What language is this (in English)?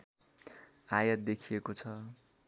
Nepali